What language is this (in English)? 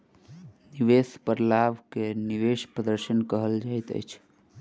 Maithili